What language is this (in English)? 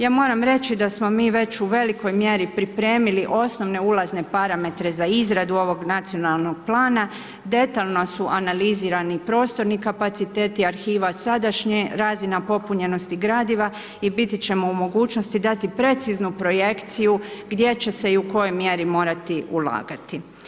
Croatian